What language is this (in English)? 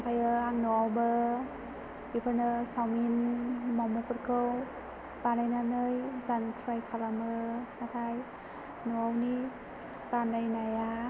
Bodo